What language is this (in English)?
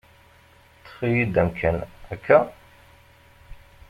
Kabyle